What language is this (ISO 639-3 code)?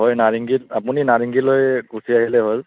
asm